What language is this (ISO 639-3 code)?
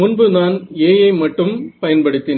tam